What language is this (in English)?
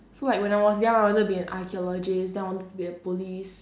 English